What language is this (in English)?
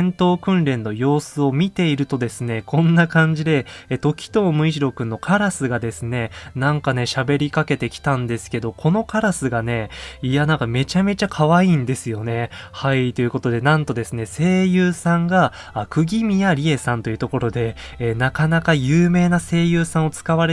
Japanese